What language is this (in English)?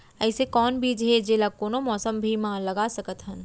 Chhattisgarhi